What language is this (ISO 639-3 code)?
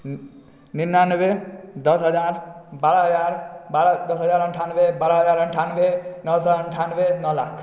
mai